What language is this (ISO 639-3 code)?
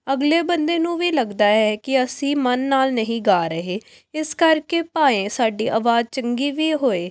pan